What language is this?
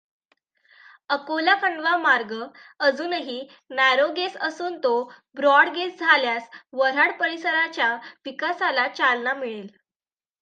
Marathi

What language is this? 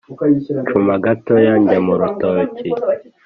Kinyarwanda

